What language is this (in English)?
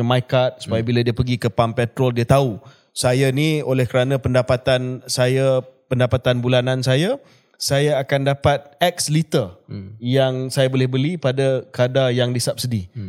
Malay